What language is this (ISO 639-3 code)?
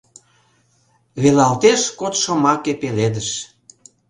chm